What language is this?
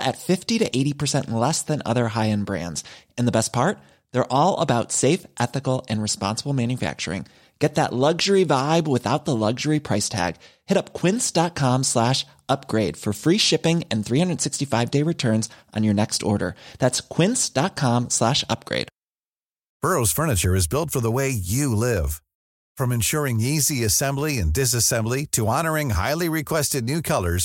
Hindi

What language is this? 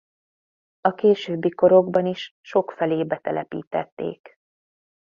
Hungarian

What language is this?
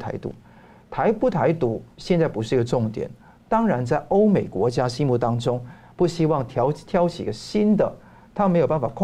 Chinese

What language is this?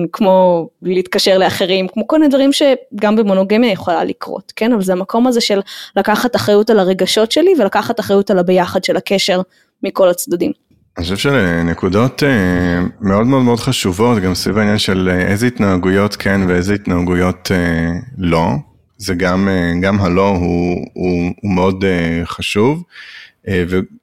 Hebrew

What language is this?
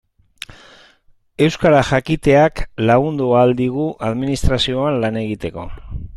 Basque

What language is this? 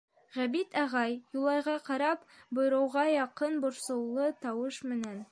Bashkir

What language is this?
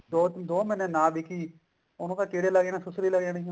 Punjabi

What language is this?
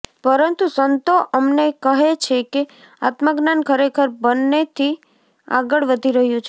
Gujarati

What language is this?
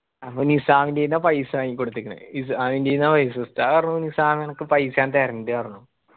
Malayalam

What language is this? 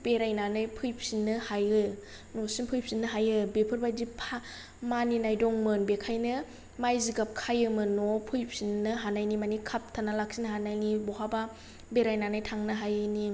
Bodo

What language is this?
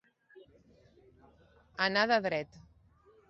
Catalan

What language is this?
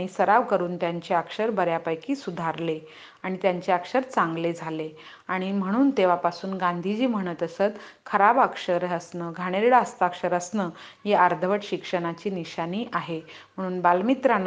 Hindi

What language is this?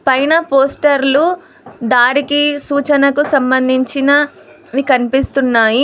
Telugu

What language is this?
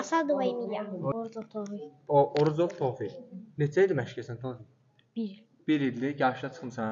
Turkish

